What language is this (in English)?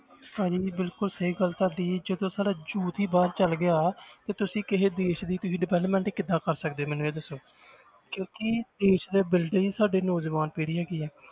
Punjabi